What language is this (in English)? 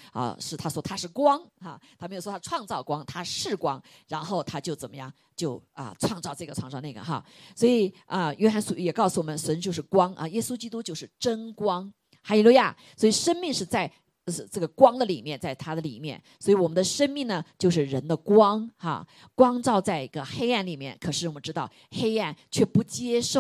Chinese